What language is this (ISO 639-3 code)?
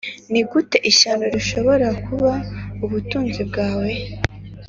kin